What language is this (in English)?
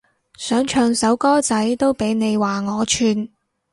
Cantonese